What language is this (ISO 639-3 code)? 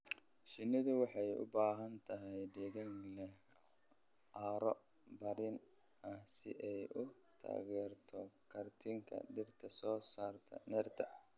som